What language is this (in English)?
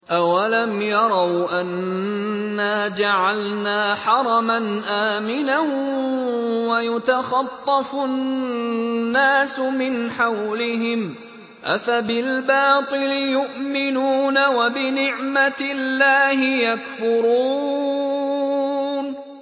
Arabic